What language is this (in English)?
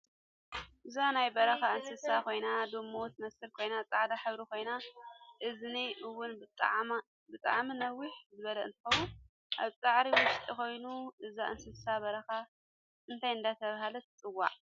Tigrinya